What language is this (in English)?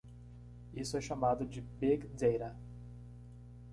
Portuguese